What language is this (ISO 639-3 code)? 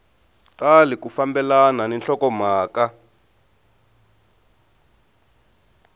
tso